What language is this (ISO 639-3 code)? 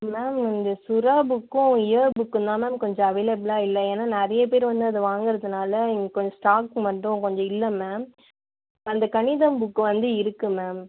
tam